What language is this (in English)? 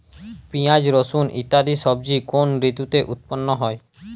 Bangla